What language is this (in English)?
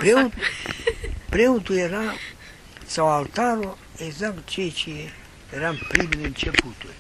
Romanian